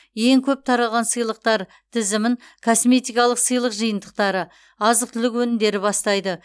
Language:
Kazakh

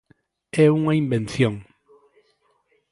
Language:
Galician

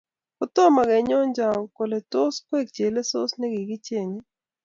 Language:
Kalenjin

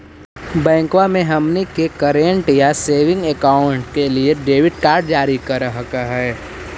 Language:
Magahi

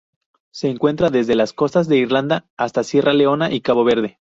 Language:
Spanish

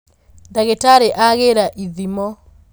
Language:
Kikuyu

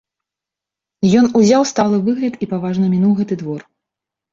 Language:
Belarusian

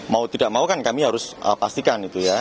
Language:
Indonesian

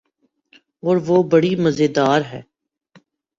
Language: Urdu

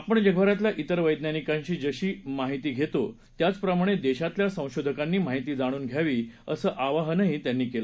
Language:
Marathi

